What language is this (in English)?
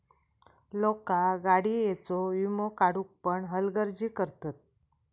Marathi